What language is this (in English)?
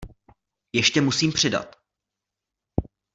Czech